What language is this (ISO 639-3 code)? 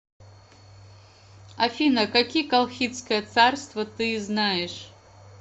rus